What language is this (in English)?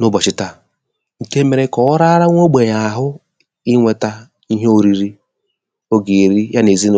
Igbo